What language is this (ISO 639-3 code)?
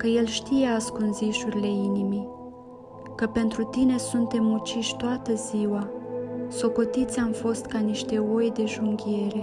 ron